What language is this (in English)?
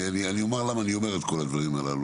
Hebrew